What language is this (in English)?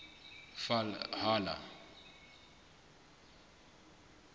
Southern Sotho